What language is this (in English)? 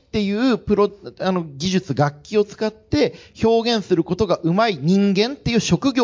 Japanese